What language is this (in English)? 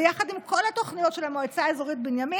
Hebrew